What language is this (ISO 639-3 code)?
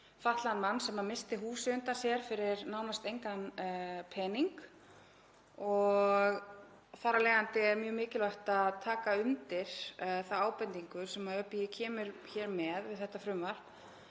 isl